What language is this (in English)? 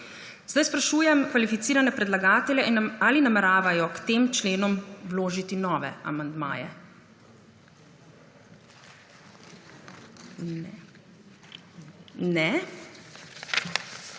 Slovenian